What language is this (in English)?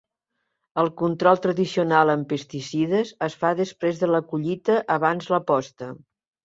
Catalan